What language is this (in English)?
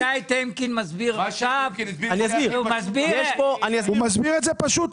Hebrew